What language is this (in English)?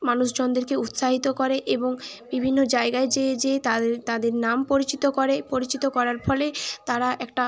Bangla